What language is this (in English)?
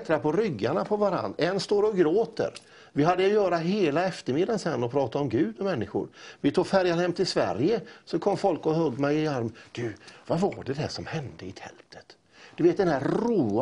Swedish